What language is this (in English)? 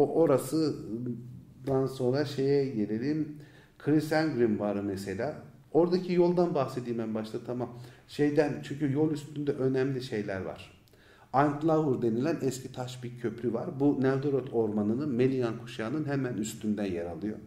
Turkish